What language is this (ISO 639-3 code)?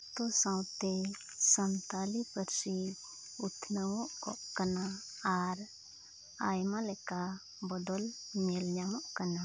sat